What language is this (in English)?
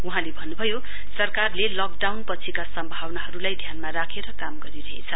Nepali